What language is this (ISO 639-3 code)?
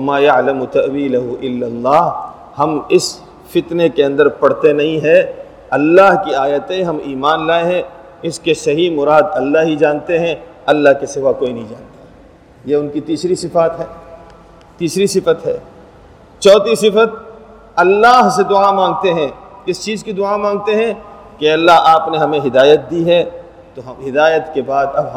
urd